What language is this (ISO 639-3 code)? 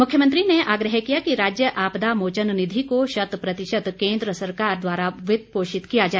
hin